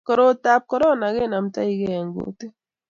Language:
Kalenjin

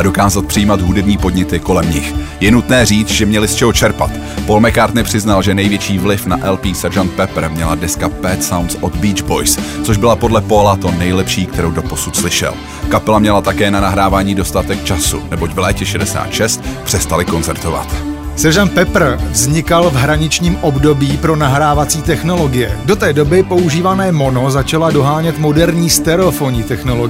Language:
Czech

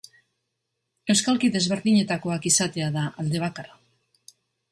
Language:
Basque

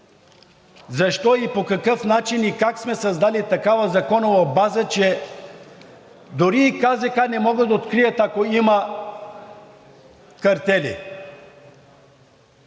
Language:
Bulgarian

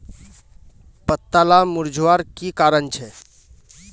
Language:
Magahi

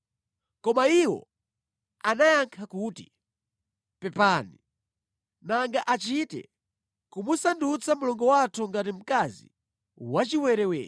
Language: Nyanja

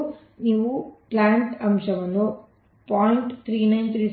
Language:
Kannada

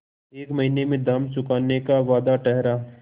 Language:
Hindi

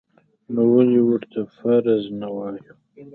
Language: Pashto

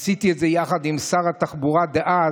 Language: Hebrew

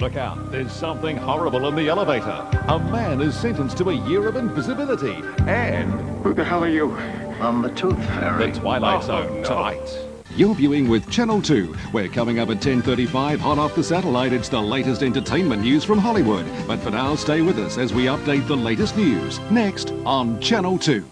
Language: English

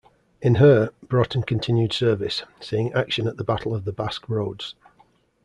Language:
English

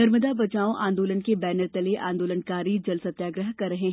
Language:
Hindi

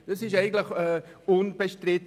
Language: Swiss German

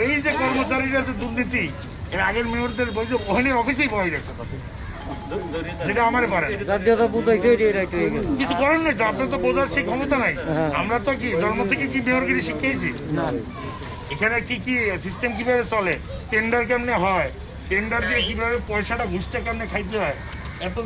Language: Bangla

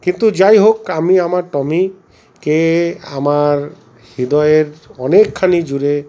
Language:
Bangla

